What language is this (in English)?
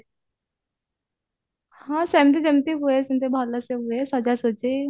Odia